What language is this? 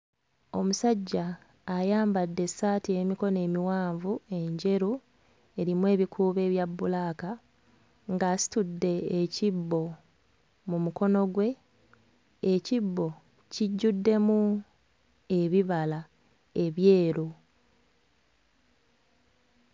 Ganda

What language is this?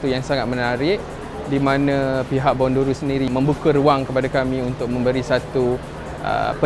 Malay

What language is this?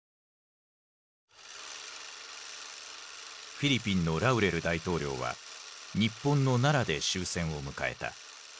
Japanese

